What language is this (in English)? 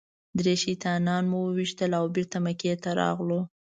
Pashto